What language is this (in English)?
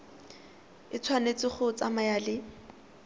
Tswana